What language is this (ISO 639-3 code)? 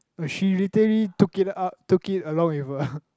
eng